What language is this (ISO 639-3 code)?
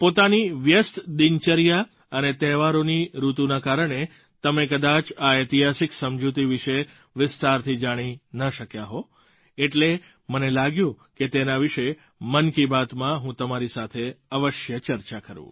guj